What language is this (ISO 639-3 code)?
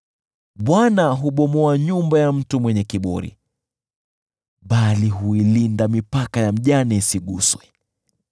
swa